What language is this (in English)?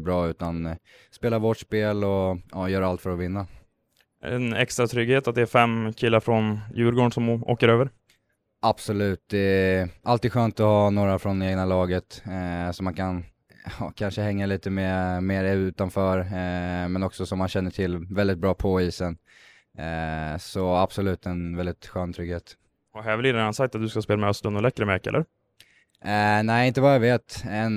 Swedish